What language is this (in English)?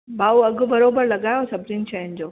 Sindhi